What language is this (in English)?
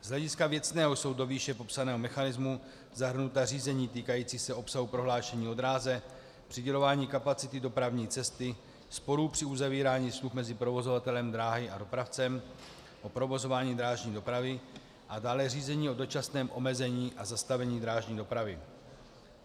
Czech